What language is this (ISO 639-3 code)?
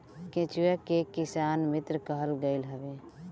bho